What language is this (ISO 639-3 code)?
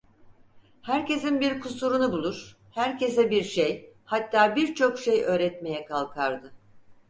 tur